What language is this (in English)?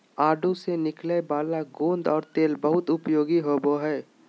Magahi